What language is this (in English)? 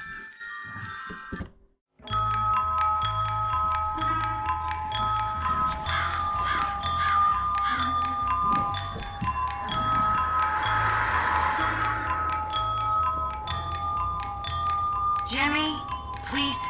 English